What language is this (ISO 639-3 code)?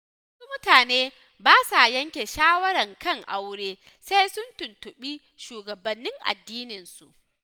hau